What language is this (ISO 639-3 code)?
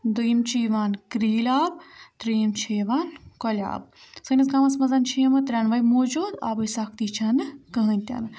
kas